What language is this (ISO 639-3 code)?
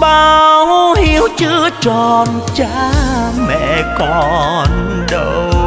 vie